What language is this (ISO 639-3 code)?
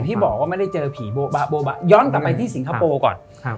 tha